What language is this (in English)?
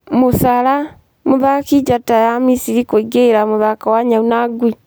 Kikuyu